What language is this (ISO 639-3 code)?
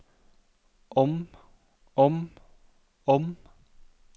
nor